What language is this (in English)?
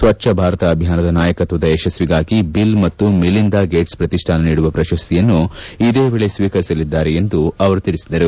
Kannada